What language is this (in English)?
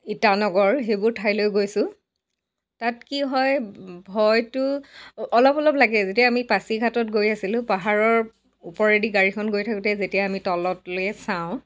Assamese